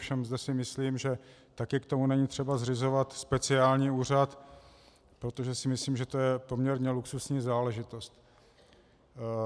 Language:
Czech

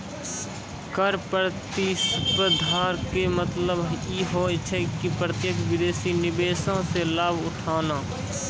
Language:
Maithili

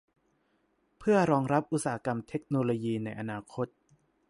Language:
Thai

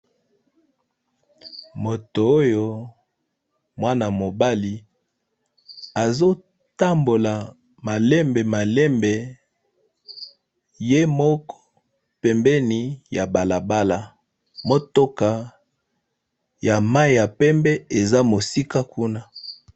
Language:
Lingala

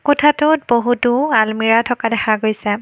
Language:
Assamese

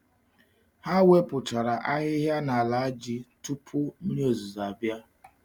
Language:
Igbo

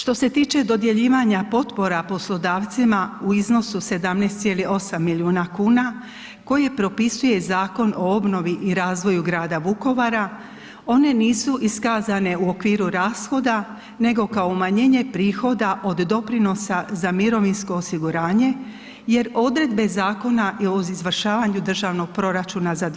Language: Croatian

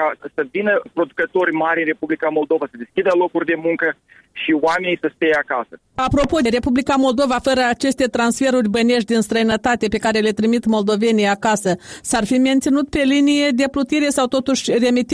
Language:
Romanian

